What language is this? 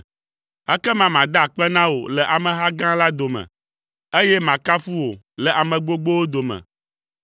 Ewe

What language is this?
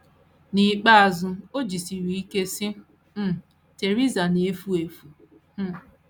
Igbo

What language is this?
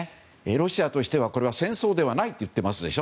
Japanese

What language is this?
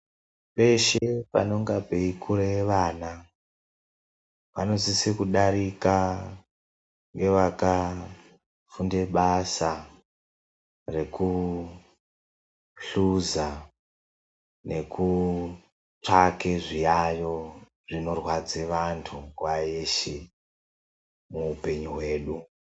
Ndau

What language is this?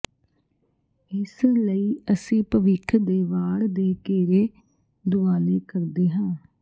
Punjabi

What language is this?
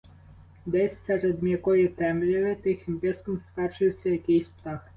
Ukrainian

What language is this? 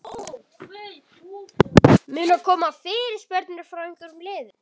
Icelandic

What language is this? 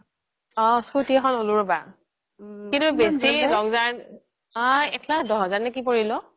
Assamese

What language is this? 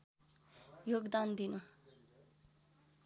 Nepali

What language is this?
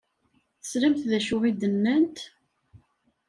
Kabyle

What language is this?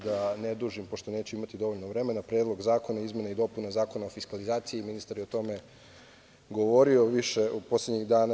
Serbian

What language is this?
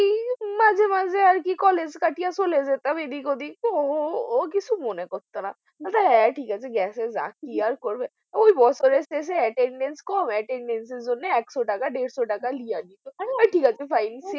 Bangla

